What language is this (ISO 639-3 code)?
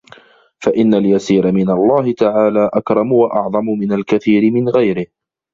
ara